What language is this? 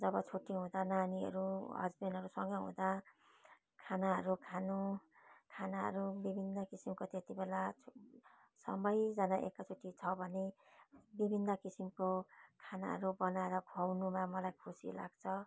Nepali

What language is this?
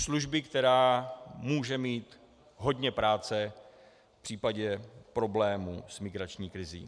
Czech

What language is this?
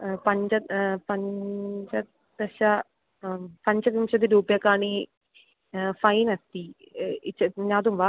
Sanskrit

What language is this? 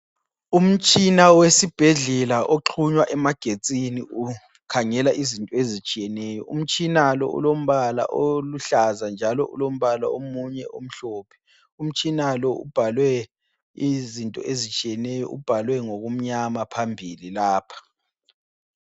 North Ndebele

